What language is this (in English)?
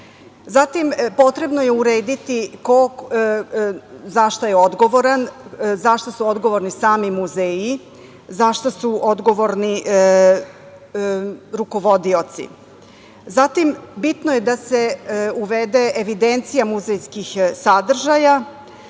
Serbian